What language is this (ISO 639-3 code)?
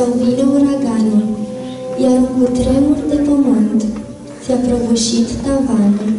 ron